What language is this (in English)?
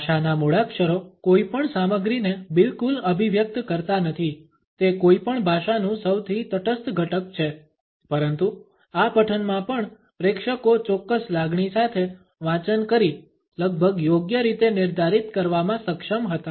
Gujarati